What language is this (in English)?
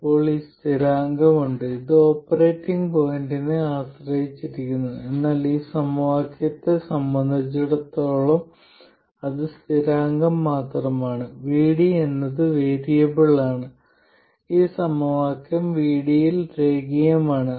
Malayalam